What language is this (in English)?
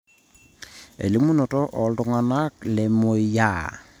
Masai